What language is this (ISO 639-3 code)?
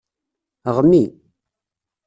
kab